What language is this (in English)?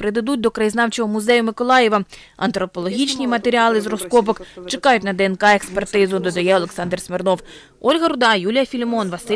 Ukrainian